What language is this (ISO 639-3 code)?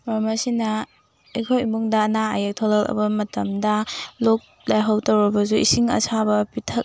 mni